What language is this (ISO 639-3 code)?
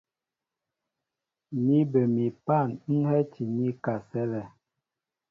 mbo